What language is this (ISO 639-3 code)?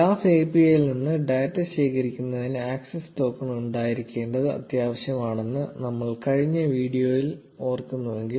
mal